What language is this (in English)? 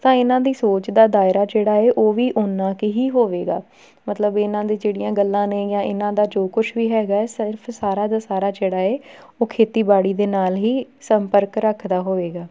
Punjabi